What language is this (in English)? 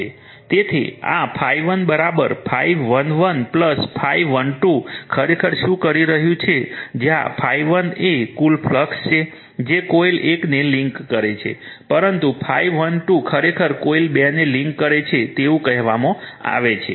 Gujarati